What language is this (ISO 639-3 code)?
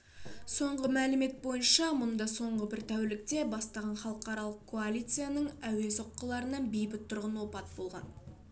kaz